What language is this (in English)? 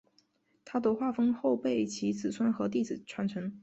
Chinese